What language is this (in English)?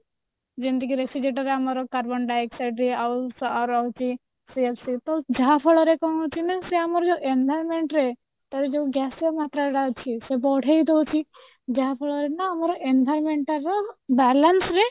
Odia